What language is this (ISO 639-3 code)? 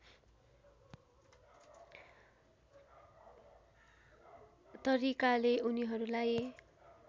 nep